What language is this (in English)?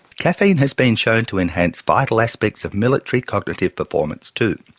English